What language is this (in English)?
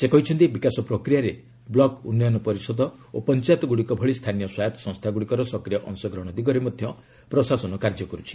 Odia